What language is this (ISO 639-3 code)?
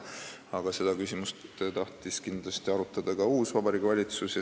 est